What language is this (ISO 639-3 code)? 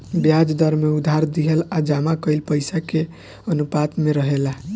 bho